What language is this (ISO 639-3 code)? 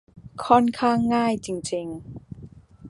tha